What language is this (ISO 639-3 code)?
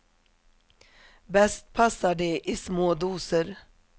swe